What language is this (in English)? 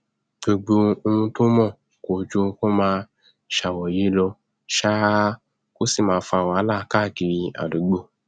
Yoruba